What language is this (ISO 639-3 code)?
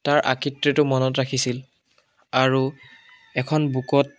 asm